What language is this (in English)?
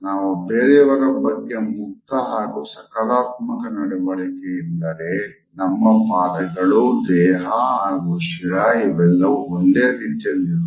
Kannada